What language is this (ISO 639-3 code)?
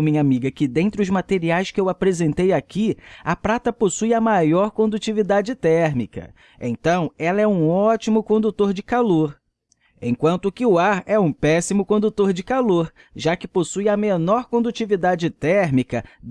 por